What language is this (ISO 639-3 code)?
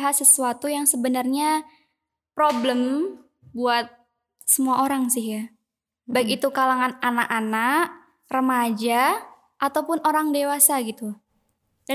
ind